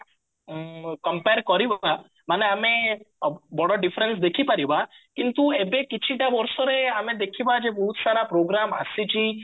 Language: Odia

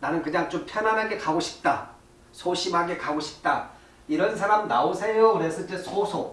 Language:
Korean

